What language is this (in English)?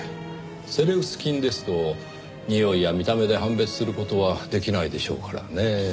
Japanese